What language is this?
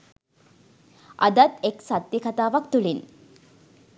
Sinhala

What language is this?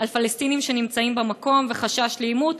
Hebrew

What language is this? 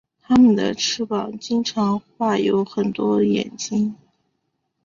Chinese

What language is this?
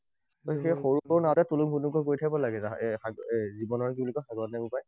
Assamese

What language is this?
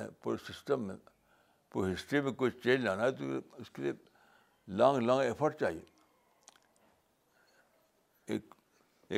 Urdu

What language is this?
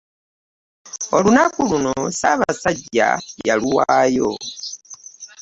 Ganda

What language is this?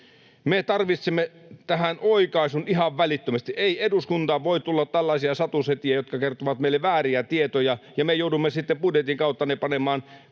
Finnish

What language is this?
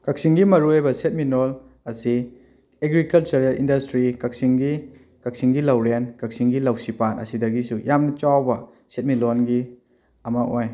Manipuri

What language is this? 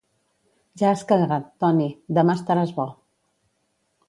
Catalan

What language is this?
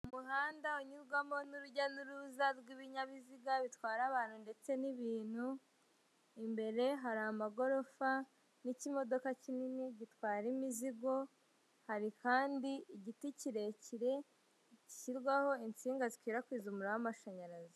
Kinyarwanda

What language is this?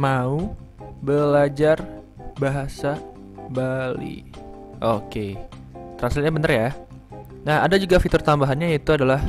Indonesian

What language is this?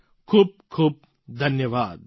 Gujarati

